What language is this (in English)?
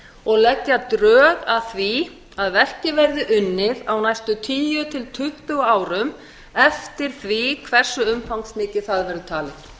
Icelandic